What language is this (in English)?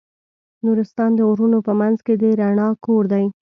Pashto